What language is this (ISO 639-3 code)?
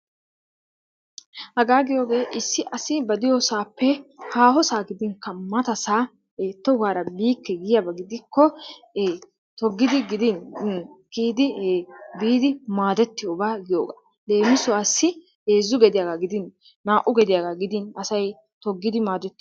wal